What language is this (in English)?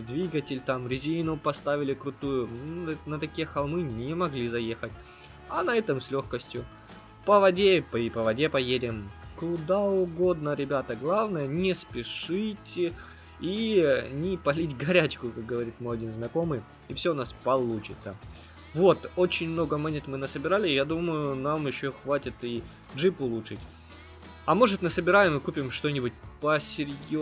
Russian